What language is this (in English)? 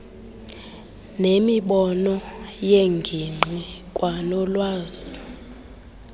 Xhosa